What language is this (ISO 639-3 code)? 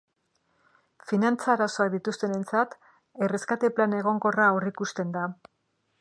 eus